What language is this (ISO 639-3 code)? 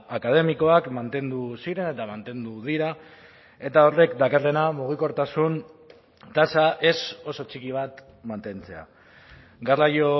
eus